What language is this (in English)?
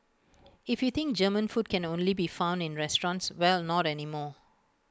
English